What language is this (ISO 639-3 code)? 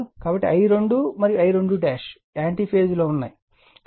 tel